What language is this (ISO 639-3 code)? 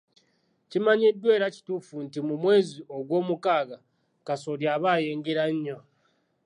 lug